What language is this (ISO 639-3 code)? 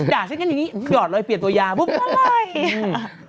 tha